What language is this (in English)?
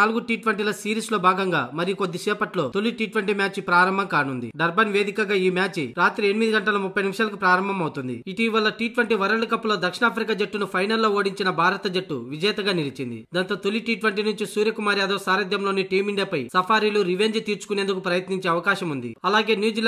Romanian